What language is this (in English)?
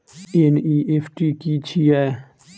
Maithili